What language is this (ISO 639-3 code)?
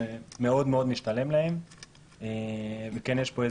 heb